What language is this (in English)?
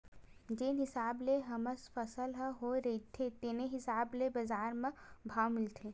Chhattisgarhi